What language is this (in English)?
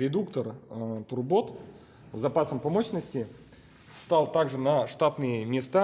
Russian